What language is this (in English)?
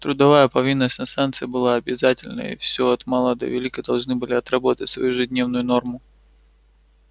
Russian